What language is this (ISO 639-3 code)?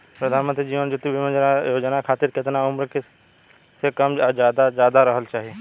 bho